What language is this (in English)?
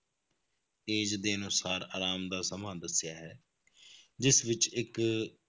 Punjabi